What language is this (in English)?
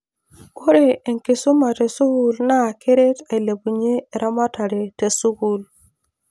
Masai